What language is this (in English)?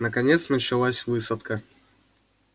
Russian